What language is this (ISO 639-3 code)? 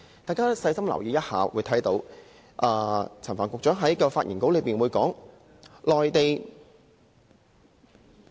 yue